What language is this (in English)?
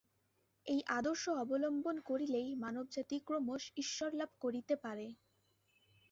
Bangla